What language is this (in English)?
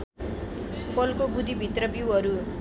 Nepali